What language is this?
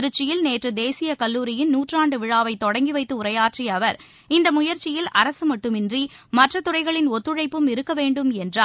Tamil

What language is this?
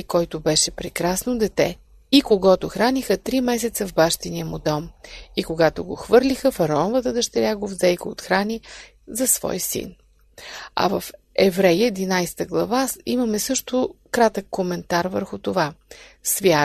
Bulgarian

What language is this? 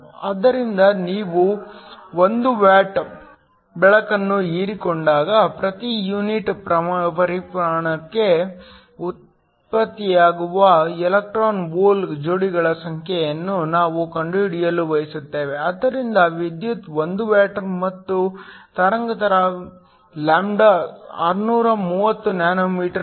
Kannada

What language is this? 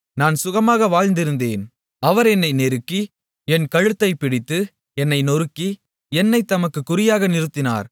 Tamil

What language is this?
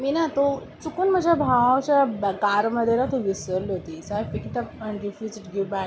Marathi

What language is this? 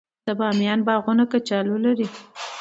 Pashto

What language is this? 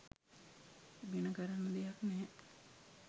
Sinhala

